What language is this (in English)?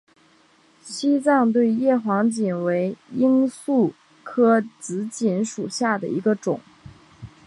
Chinese